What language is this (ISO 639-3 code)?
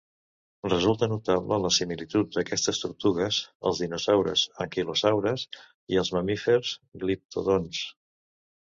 cat